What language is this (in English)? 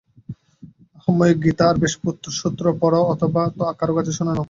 Bangla